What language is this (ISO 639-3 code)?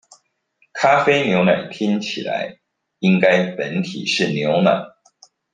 zho